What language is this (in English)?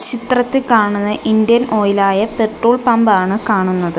Malayalam